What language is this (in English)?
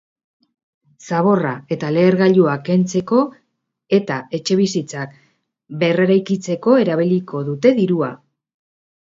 Basque